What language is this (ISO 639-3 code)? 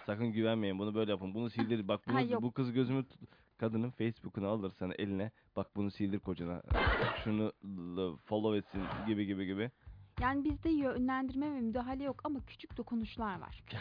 tur